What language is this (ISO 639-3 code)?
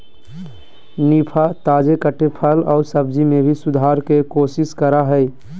mag